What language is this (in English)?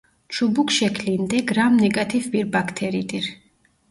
Turkish